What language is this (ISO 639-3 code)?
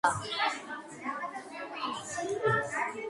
kat